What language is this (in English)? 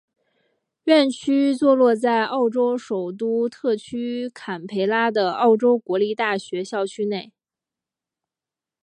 Chinese